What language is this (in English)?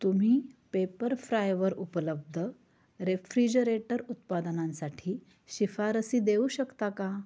Marathi